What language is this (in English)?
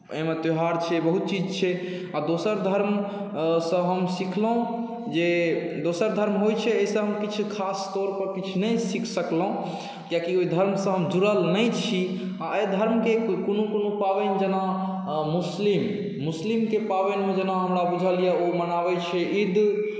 Maithili